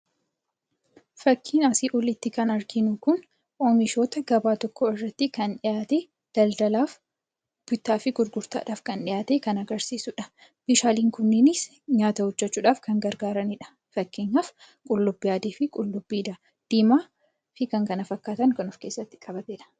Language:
Oromo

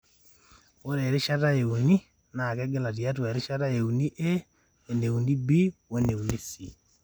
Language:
Masai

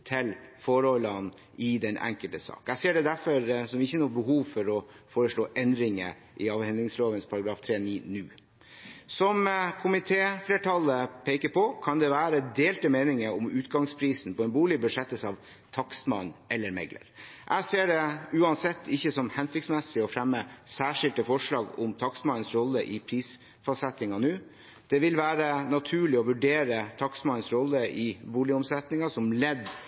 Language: Norwegian Bokmål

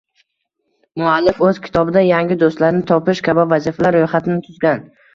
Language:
Uzbek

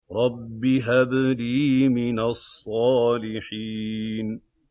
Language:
Arabic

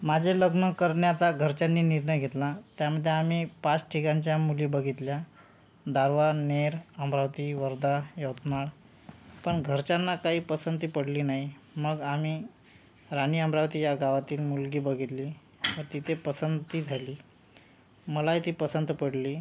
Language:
Marathi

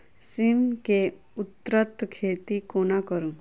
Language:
Maithili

